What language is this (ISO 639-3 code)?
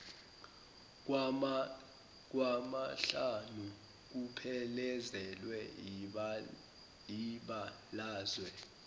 zul